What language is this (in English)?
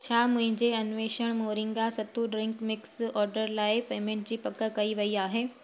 Sindhi